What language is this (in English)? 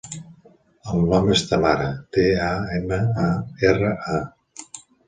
Catalan